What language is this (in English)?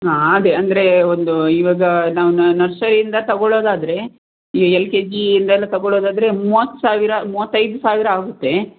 Kannada